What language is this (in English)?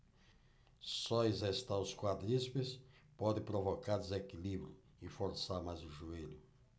Portuguese